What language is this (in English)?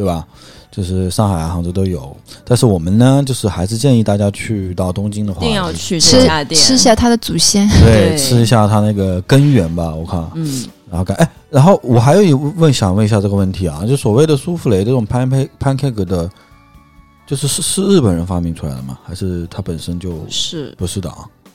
Chinese